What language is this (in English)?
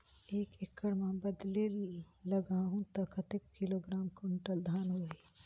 Chhattisgarhi